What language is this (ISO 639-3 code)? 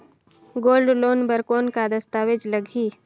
hne